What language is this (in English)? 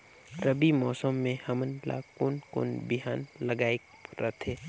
Chhattisgarhi